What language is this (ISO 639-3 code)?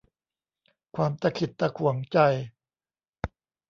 tha